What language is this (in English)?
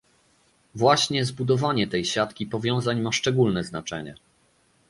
Polish